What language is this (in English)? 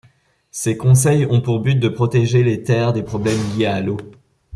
French